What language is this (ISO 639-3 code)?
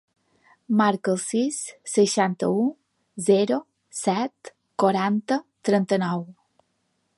cat